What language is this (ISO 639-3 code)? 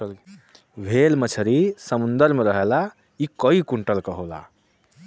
bho